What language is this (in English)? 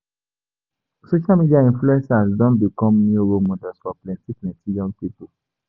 Nigerian Pidgin